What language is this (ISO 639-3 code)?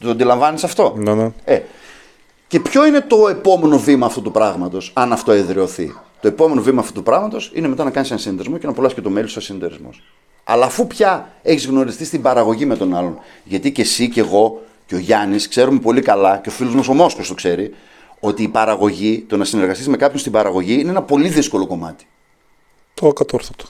ell